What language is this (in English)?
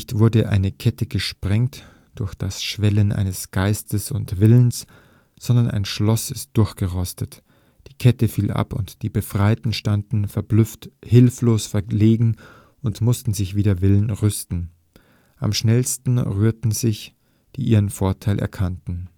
German